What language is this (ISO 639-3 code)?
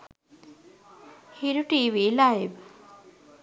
sin